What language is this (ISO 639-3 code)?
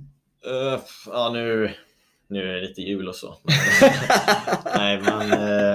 swe